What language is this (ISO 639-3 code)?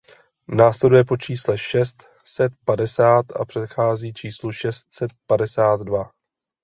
ces